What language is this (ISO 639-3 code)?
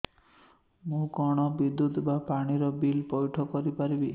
ori